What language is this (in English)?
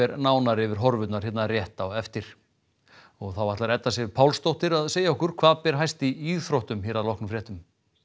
Icelandic